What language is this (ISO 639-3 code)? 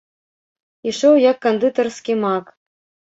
bel